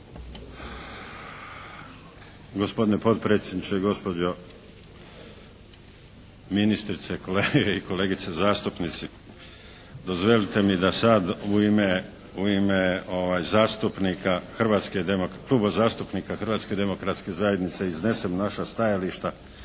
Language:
Croatian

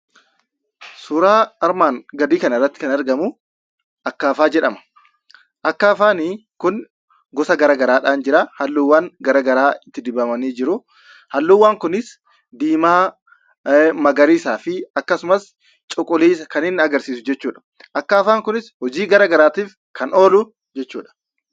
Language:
Oromo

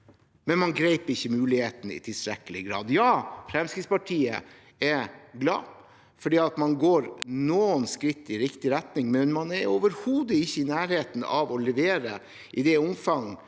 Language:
Norwegian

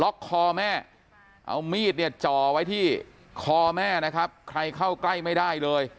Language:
Thai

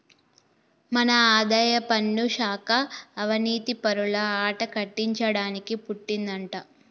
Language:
Telugu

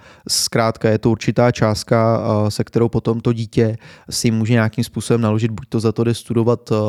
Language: Czech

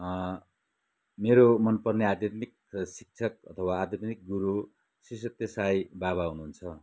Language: Nepali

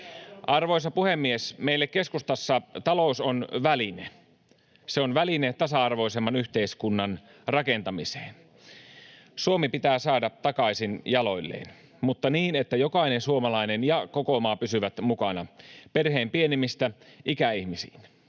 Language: Finnish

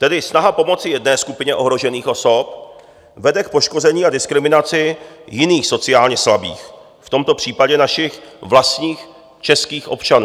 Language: Czech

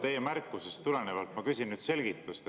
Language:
Estonian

